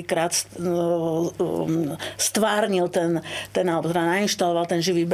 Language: Slovak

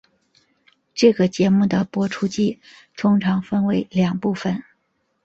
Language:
Chinese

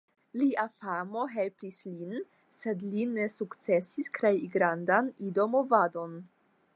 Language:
Esperanto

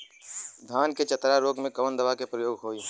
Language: Bhojpuri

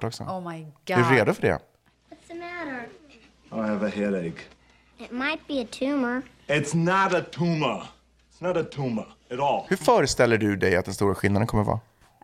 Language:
Swedish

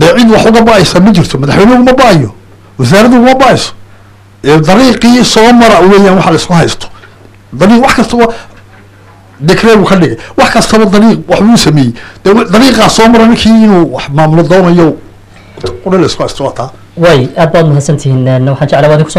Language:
Arabic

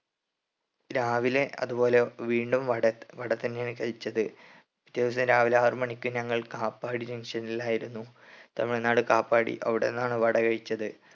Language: Malayalam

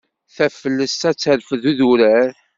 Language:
Kabyle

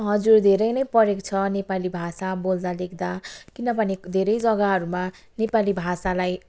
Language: Nepali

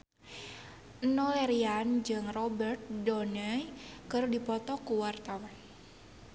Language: Sundanese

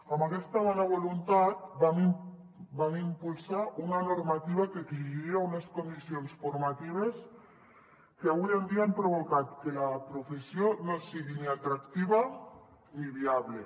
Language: Catalan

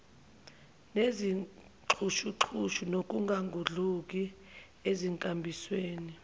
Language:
Zulu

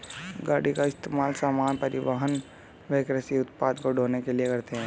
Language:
Hindi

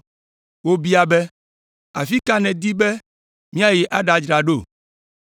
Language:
Ewe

